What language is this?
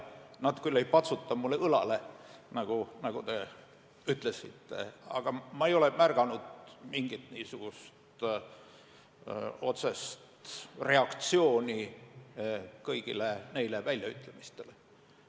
Estonian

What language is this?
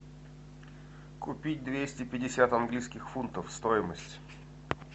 Russian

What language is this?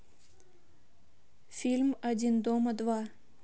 Russian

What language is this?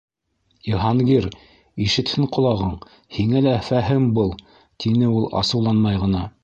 Bashkir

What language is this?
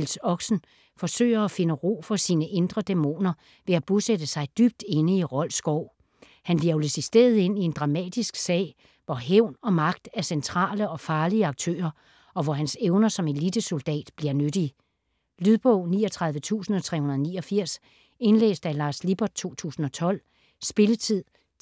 Danish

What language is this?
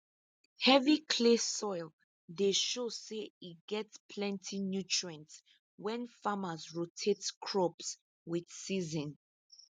Nigerian Pidgin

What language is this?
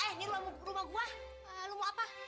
Indonesian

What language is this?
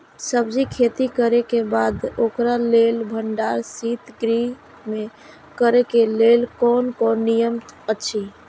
Maithili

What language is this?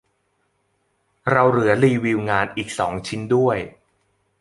Thai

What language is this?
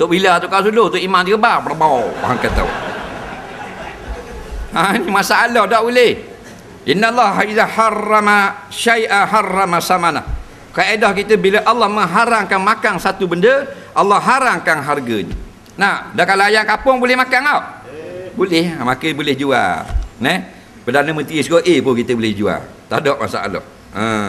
Malay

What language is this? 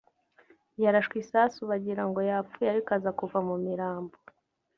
Kinyarwanda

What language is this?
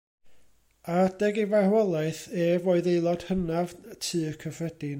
Welsh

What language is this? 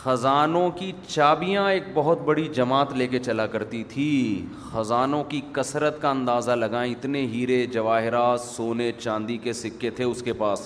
Urdu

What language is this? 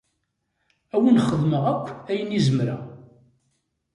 Kabyle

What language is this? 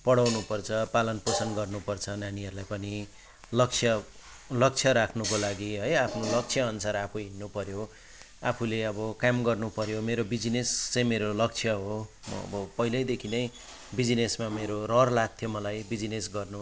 Nepali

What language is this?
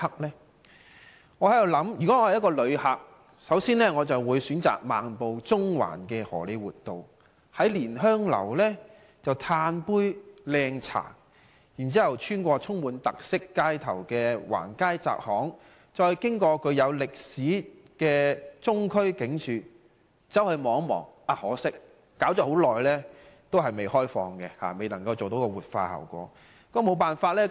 Cantonese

